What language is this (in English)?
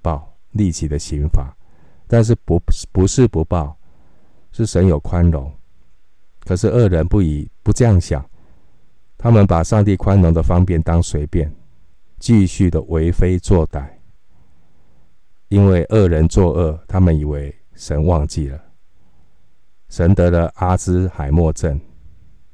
Chinese